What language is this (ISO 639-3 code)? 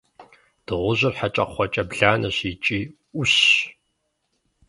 kbd